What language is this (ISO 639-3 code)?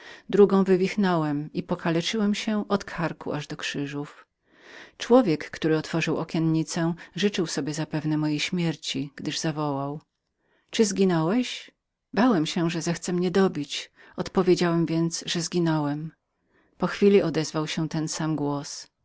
pol